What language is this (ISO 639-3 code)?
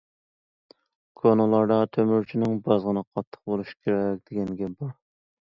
uig